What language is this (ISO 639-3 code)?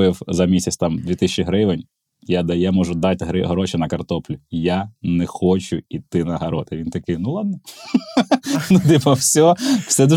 ukr